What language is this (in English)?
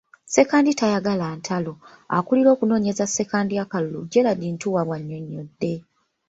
Ganda